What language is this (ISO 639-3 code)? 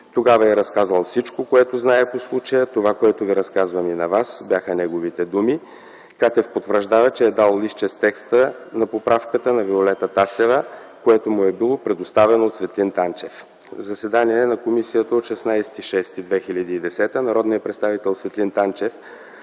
bul